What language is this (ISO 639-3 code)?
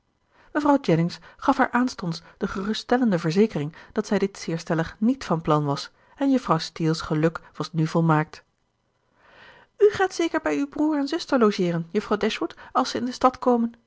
nld